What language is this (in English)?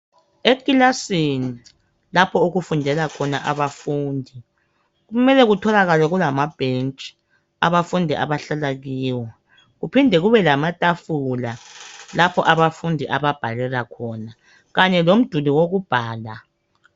North Ndebele